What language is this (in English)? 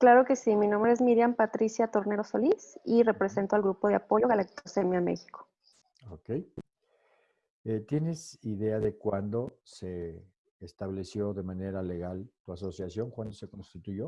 Spanish